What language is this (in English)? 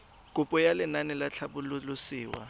Tswana